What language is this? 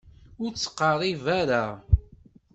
Kabyle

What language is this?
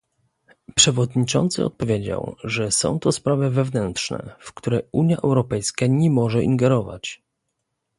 Polish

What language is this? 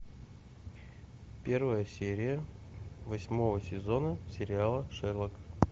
Russian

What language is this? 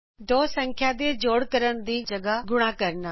Punjabi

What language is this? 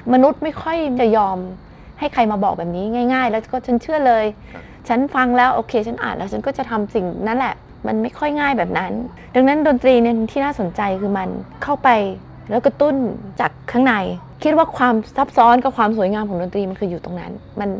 Thai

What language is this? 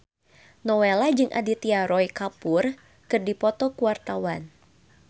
Sundanese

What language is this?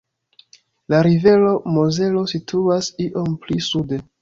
Esperanto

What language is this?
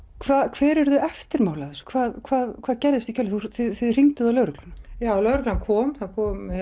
Icelandic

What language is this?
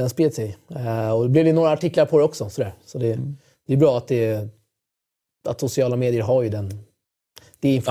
Swedish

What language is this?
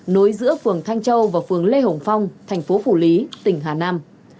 Vietnamese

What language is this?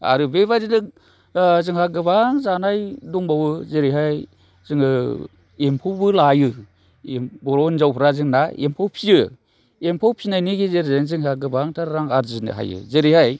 Bodo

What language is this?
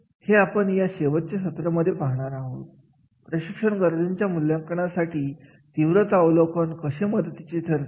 Marathi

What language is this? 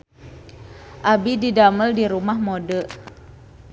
Sundanese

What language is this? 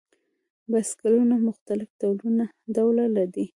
Pashto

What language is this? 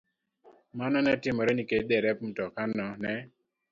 Luo (Kenya and Tanzania)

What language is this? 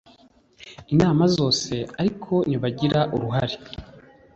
Kinyarwanda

